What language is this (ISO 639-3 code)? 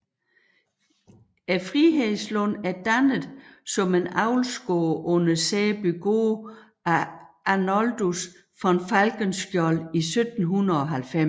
dan